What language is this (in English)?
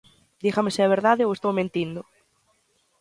Galician